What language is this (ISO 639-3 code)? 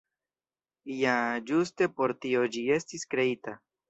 epo